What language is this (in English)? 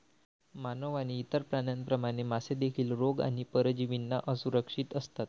Marathi